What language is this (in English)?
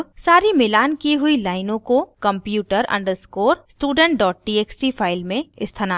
Hindi